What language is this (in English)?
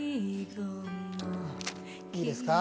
Japanese